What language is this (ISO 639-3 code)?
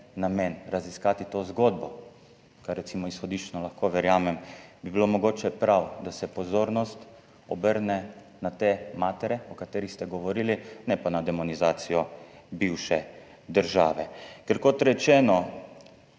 slv